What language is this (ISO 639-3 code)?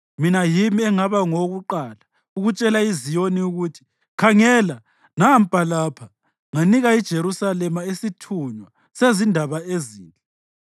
nde